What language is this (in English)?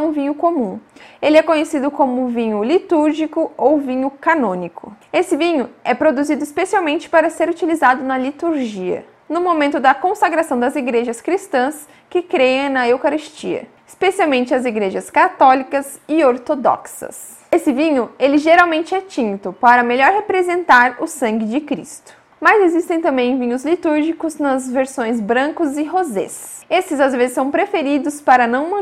Portuguese